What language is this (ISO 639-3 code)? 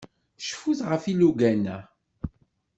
kab